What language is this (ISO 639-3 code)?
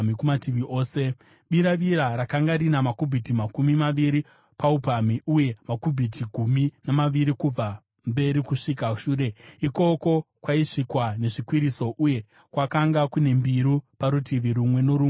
sna